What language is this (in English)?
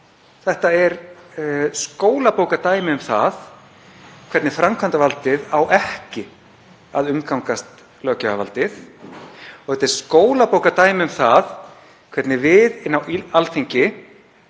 Icelandic